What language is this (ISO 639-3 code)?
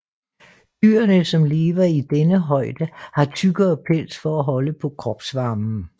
dan